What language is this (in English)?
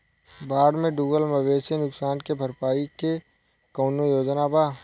Bhojpuri